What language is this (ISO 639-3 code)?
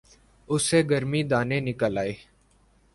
urd